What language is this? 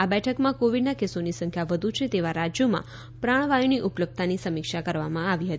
Gujarati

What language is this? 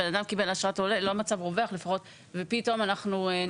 Hebrew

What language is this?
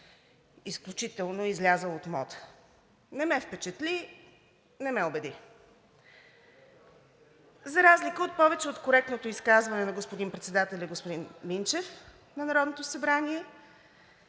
Bulgarian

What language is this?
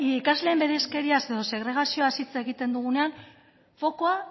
Basque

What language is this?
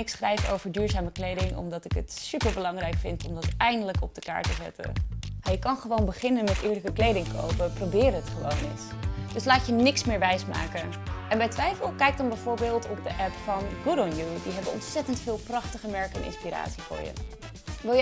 Dutch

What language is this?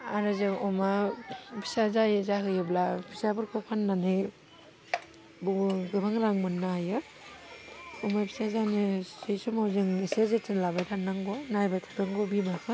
Bodo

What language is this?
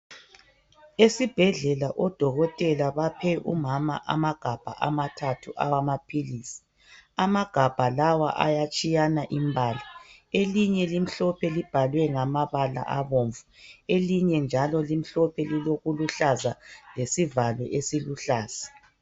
North Ndebele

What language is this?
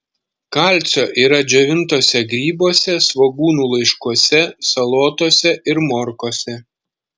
Lithuanian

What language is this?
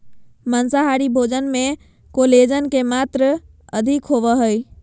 Magahi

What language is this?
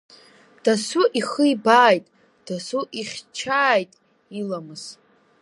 Abkhazian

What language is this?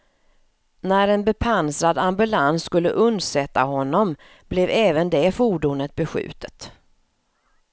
Swedish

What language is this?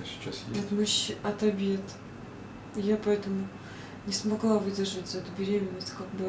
Russian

